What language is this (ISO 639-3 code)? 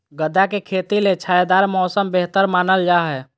mag